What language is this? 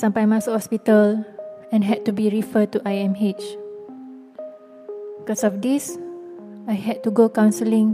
Malay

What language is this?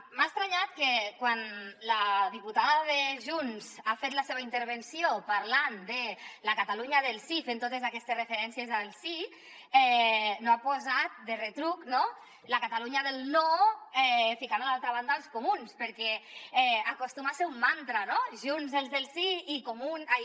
Catalan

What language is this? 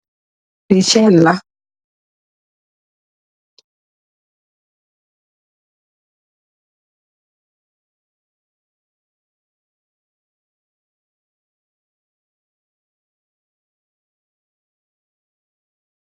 Wolof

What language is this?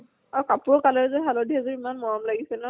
Assamese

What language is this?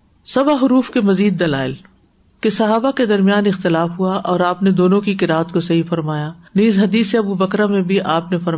Urdu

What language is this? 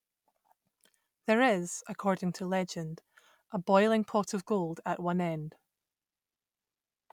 English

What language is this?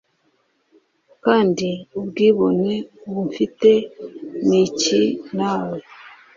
Kinyarwanda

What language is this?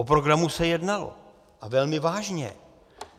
Czech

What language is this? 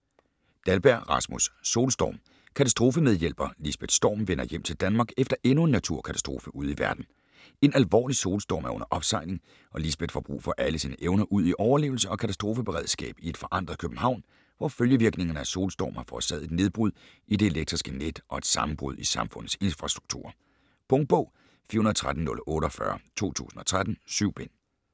Danish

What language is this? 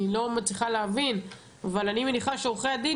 Hebrew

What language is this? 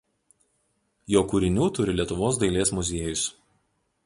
Lithuanian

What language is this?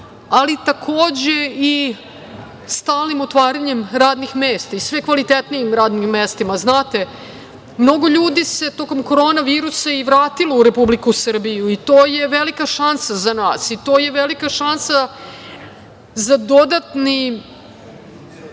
Serbian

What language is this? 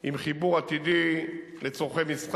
Hebrew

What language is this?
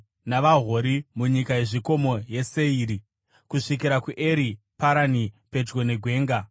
Shona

